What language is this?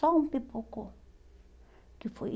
Portuguese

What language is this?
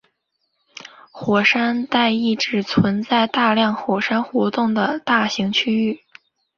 Chinese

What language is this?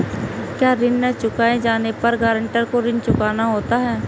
Hindi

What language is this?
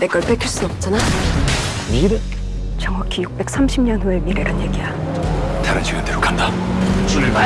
Korean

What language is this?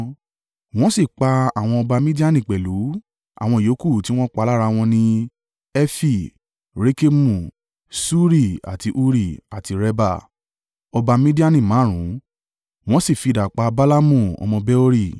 Yoruba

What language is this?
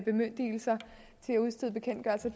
Danish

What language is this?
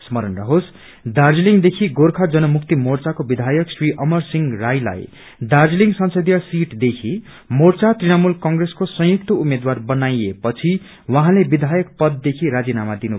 Nepali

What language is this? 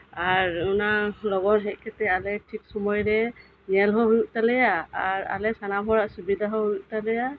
Santali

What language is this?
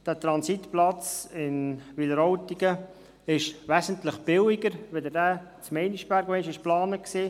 Swiss German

